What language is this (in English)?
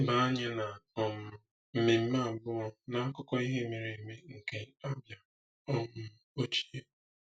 Igbo